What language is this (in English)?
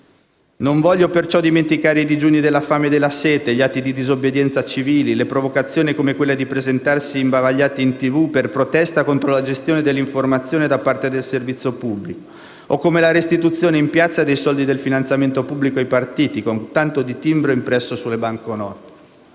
Italian